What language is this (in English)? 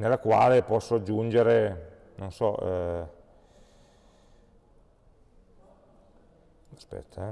Italian